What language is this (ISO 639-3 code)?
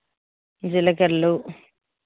tel